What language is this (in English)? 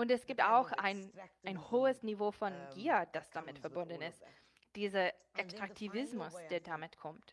German